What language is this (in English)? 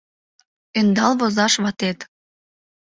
Mari